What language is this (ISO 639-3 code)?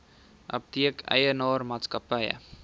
afr